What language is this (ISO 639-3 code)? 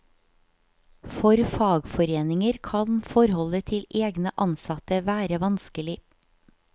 nor